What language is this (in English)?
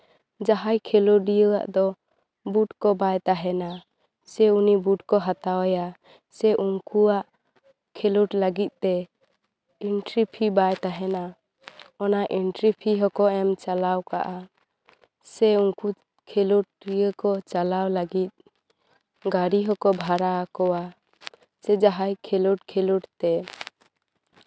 Santali